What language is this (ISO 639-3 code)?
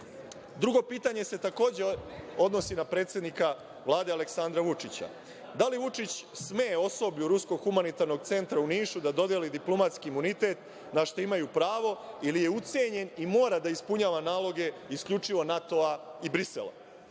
srp